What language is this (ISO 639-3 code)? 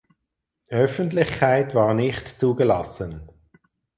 deu